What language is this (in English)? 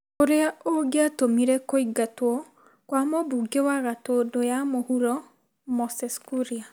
Kikuyu